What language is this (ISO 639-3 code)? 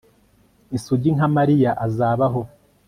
kin